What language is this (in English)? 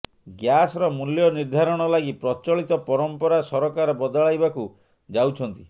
Odia